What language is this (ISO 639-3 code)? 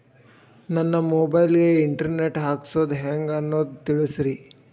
kan